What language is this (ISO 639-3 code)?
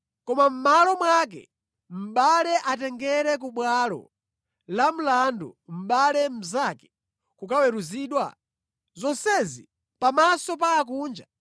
nya